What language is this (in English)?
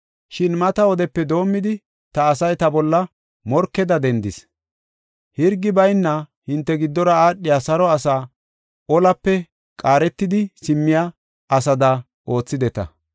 Gofa